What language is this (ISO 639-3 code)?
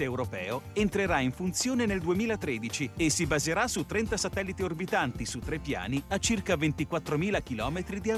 ita